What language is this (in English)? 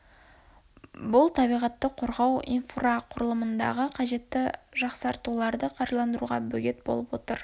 Kazakh